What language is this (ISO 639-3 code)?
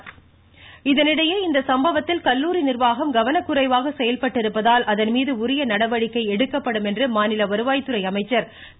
tam